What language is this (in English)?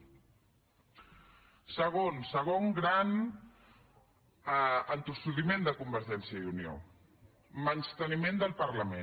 Catalan